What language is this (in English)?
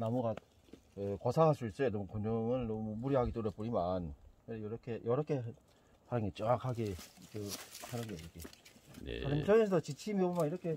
Korean